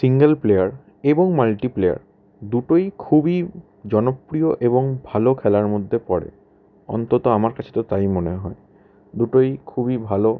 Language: Bangla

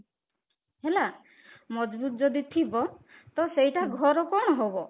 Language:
Odia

